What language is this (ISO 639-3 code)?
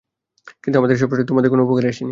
ben